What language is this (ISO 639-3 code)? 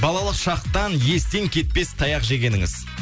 kaz